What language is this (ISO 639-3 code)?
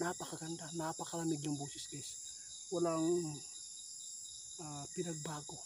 fil